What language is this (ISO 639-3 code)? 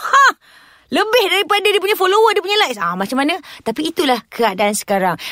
msa